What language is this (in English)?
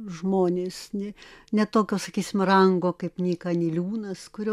Lithuanian